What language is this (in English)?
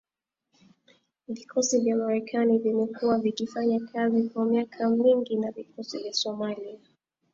Swahili